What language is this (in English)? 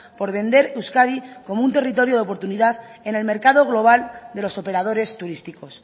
Spanish